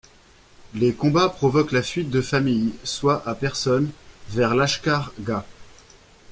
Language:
French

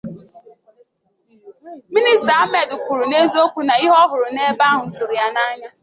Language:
Igbo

